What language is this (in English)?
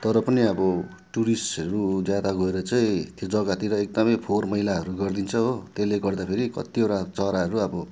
Nepali